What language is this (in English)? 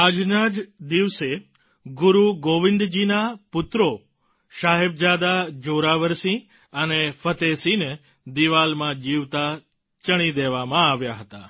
Gujarati